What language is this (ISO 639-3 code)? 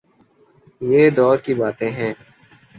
urd